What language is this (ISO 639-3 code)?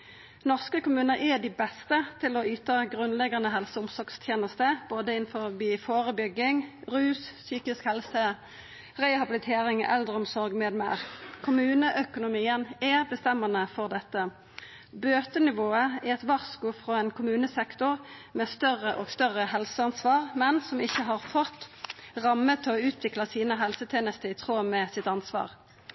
nno